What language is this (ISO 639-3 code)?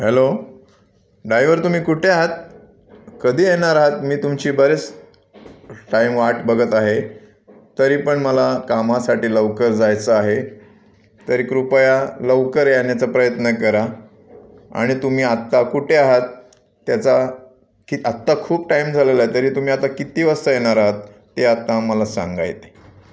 mar